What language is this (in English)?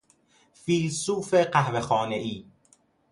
Persian